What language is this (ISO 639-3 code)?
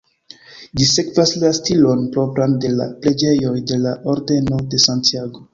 epo